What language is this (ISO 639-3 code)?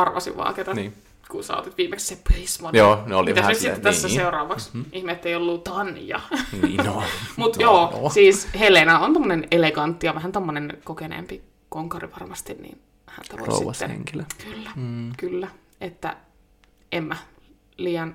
fin